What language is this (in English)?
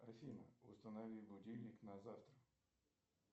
Russian